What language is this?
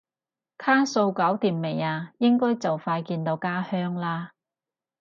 Cantonese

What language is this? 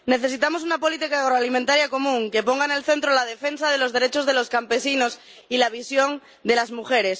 Spanish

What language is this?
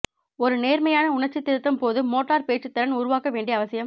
Tamil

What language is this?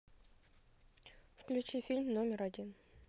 Russian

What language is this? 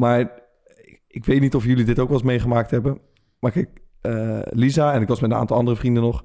Dutch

